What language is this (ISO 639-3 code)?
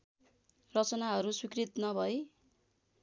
nep